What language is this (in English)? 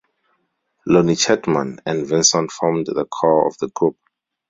English